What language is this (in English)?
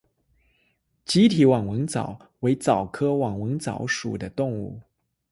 Chinese